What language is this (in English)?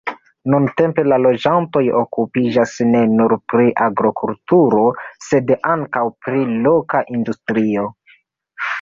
Esperanto